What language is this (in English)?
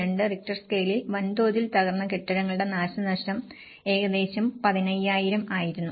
Malayalam